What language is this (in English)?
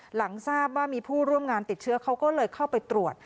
Thai